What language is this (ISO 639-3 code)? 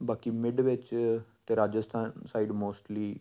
pan